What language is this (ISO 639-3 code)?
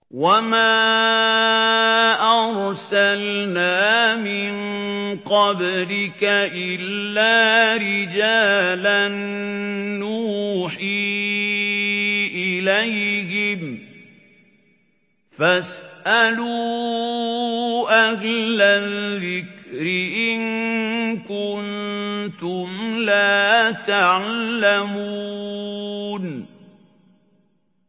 ara